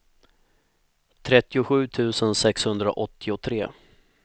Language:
Swedish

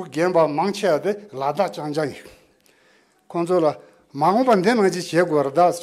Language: Turkish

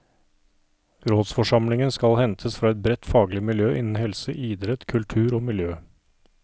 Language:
Norwegian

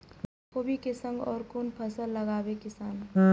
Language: Maithili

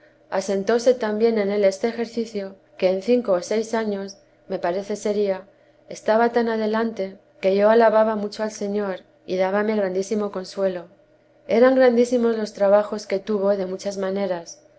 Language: Spanish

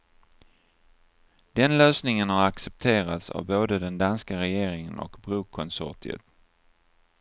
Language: Swedish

